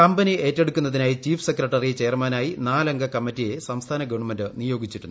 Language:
Malayalam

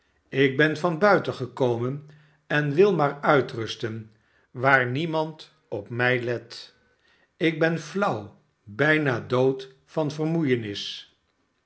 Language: Dutch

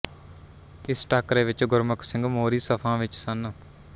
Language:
Punjabi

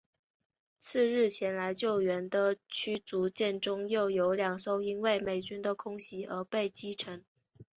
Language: Chinese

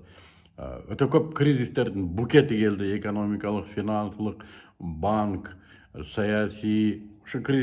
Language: Turkish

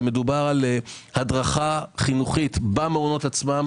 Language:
Hebrew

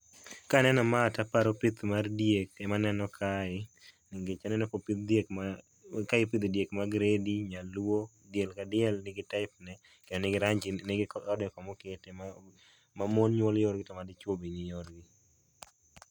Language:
Luo (Kenya and Tanzania)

